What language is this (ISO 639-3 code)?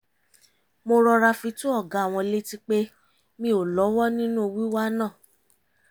yor